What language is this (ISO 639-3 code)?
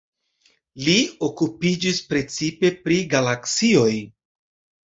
epo